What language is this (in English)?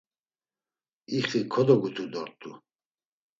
Laz